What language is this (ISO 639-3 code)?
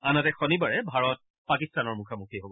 asm